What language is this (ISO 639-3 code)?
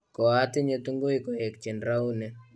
kln